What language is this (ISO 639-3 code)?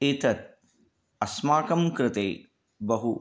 san